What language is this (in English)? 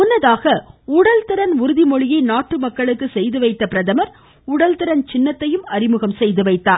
Tamil